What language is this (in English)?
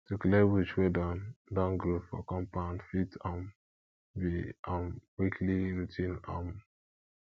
Nigerian Pidgin